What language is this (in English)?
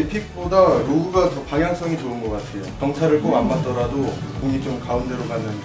Korean